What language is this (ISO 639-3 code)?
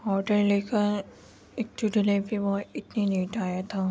urd